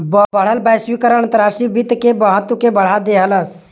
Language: Bhojpuri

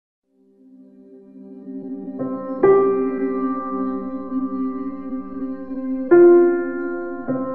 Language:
Hungarian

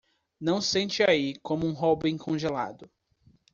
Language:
Portuguese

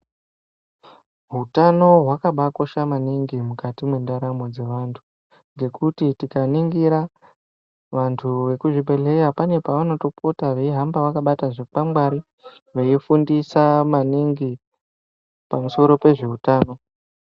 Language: Ndau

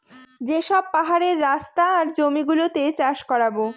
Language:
Bangla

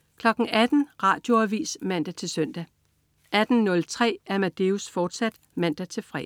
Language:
Danish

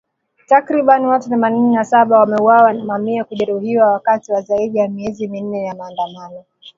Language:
Swahili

